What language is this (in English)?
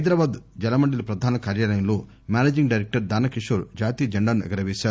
Telugu